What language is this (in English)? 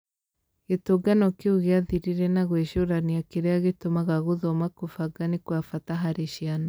Kikuyu